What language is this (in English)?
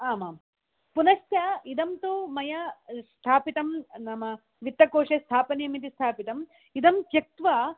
Sanskrit